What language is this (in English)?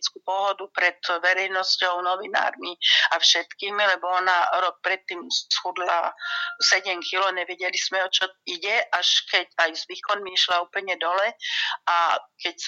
Slovak